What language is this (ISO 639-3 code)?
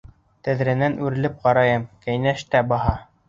bak